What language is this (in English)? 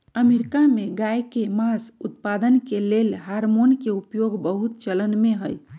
Magahi